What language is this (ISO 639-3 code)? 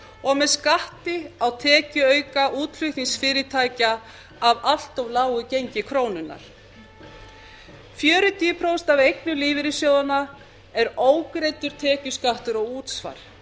isl